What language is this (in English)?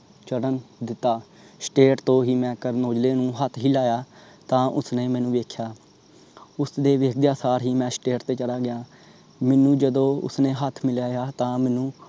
Punjabi